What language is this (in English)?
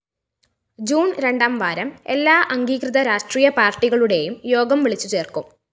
Malayalam